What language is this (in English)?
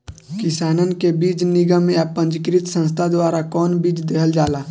Bhojpuri